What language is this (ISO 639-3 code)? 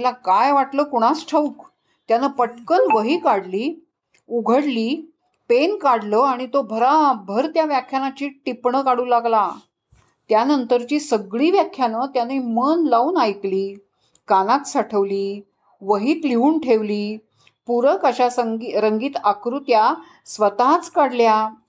mar